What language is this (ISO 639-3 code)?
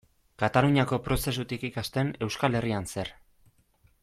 eus